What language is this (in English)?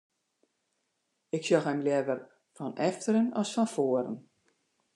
Western Frisian